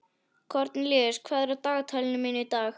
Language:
Icelandic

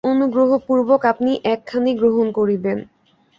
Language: Bangla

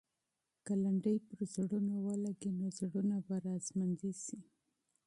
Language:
Pashto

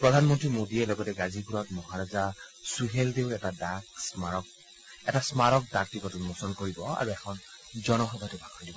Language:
Assamese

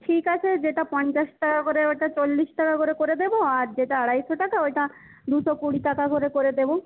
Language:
Bangla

